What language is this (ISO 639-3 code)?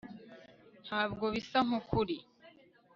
kin